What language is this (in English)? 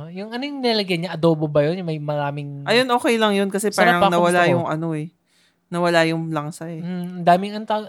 Filipino